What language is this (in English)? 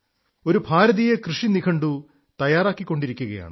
Malayalam